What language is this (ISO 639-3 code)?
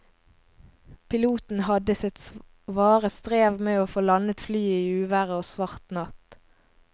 nor